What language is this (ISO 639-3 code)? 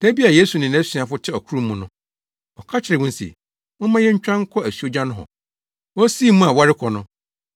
aka